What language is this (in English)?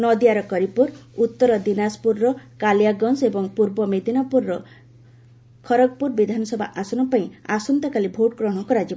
Odia